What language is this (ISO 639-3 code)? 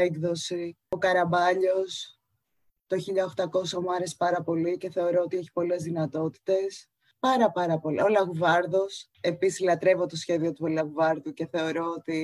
ell